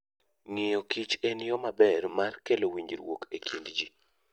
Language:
Luo (Kenya and Tanzania)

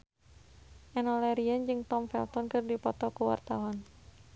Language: Sundanese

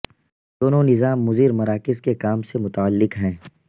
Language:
Urdu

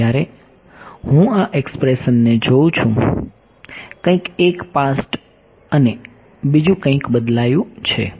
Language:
Gujarati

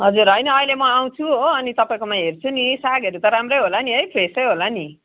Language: Nepali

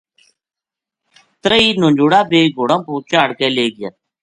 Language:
Gujari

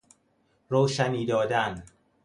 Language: Persian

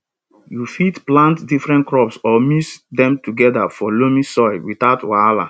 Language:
Nigerian Pidgin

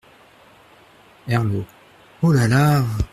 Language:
French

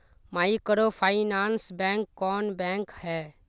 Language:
Magahi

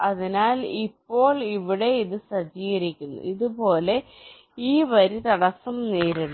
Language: Malayalam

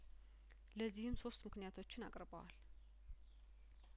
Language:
Amharic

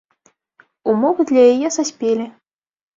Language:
Belarusian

